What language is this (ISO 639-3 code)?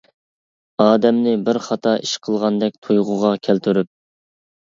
uig